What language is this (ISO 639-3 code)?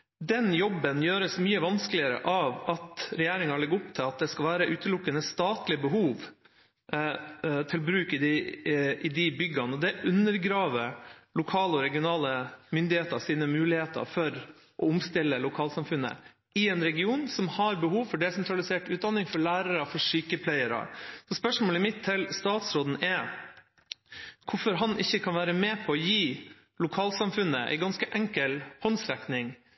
nob